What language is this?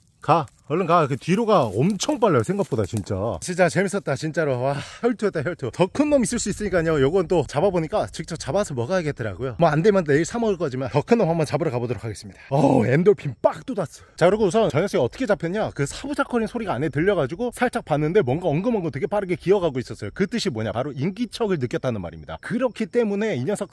Korean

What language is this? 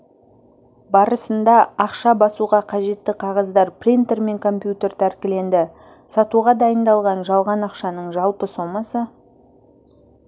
Kazakh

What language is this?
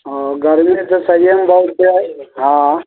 Maithili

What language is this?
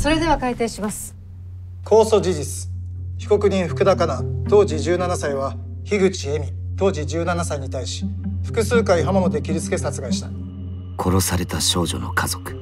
Japanese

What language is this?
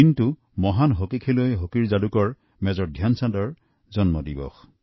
Assamese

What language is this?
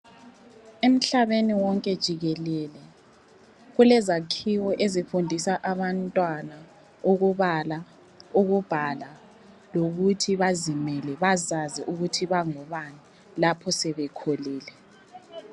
North Ndebele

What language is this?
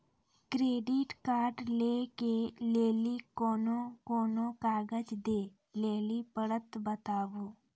Maithili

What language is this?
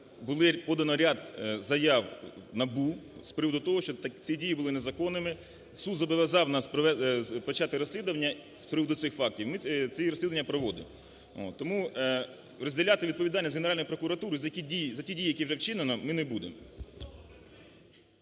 Ukrainian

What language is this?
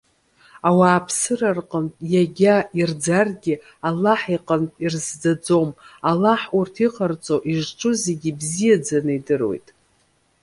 Abkhazian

